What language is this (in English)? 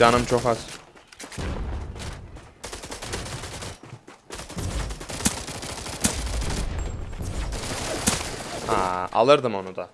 Turkish